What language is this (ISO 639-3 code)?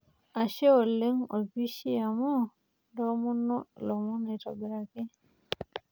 mas